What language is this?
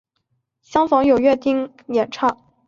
Chinese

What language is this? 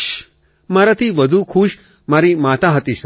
Gujarati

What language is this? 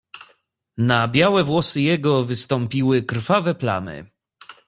Polish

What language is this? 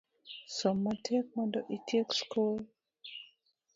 Luo (Kenya and Tanzania)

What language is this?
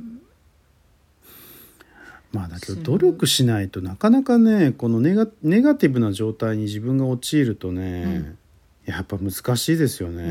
Japanese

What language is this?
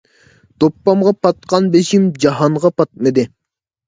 Uyghur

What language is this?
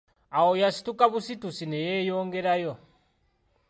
Ganda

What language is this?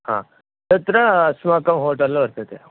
Sanskrit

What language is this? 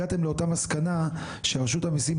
Hebrew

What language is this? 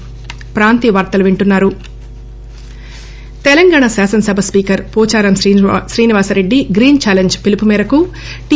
Telugu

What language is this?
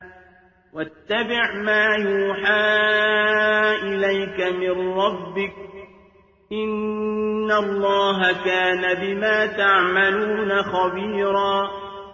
Arabic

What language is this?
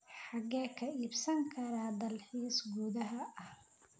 Somali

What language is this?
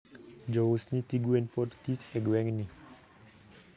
Luo (Kenya and Tanzania)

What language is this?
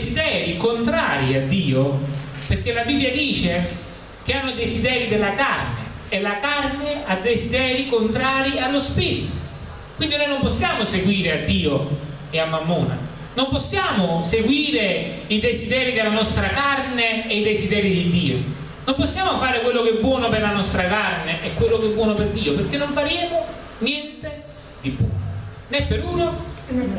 Italian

